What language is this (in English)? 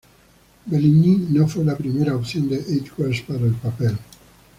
Spanish